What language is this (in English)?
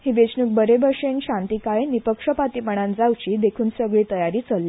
Konkani